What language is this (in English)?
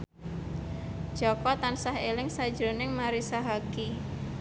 Javanese